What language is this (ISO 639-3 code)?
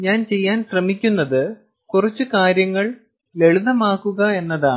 mal